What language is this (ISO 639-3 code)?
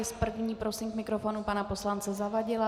ces